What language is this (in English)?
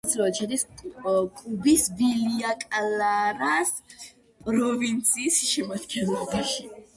Georgian